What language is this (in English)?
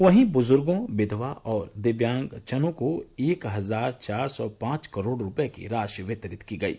Hindi